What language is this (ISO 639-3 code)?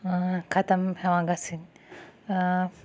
kas